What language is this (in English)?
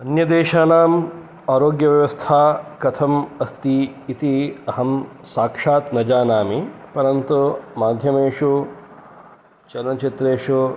Sanskrit